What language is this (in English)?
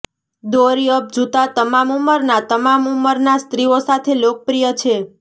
Gujarati